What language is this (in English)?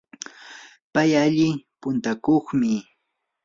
Yanahuanca Pasco Quechua